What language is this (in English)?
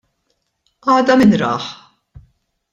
Maltese